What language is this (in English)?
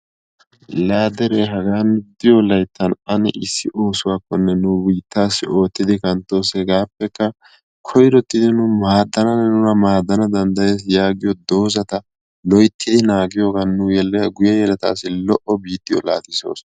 Wolaytta